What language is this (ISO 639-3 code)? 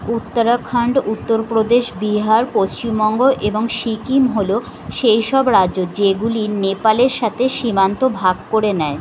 ben